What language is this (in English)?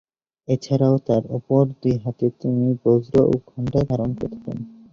Bangla